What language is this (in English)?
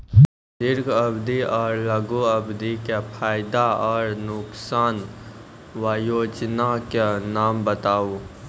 Maithili